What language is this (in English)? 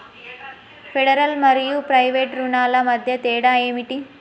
Telugu